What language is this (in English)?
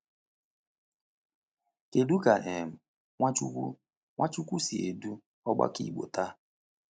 Igbo